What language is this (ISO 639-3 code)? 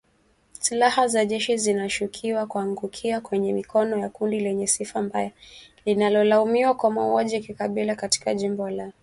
swa